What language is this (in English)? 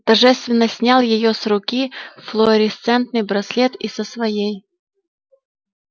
Russian